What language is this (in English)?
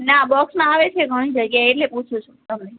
Gujarati